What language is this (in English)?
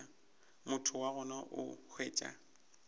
Northern Sotho